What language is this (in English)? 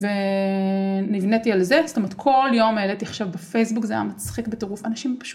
Hebrew